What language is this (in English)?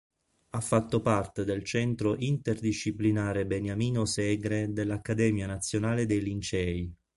Italian